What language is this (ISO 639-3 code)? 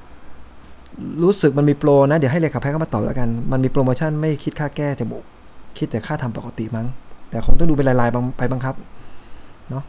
tha